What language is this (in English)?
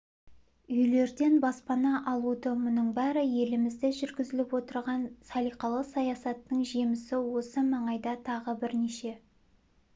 Kazakh